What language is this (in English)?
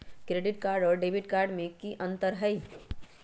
Magahi